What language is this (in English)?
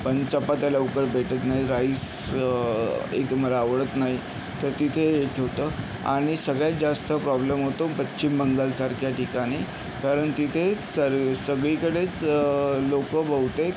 Marathi